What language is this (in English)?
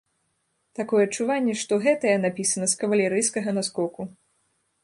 Belarusian